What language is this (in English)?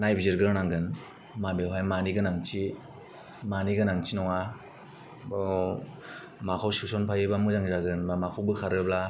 Bodo